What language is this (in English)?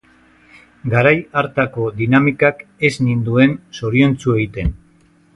Basque